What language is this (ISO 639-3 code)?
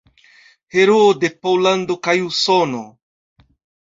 epo